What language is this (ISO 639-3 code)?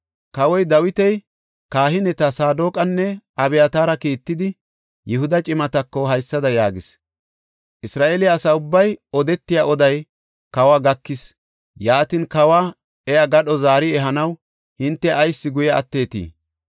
gof